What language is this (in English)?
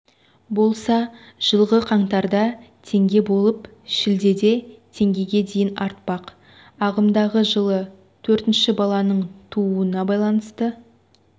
Kazakh